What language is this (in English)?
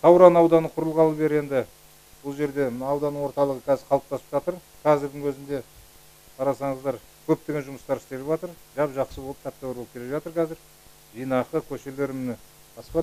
Turkish